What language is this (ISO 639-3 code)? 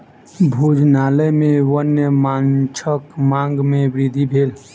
mai